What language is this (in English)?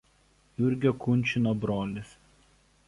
Lithuanian